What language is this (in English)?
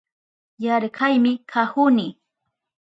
Southern Pastaza Quechua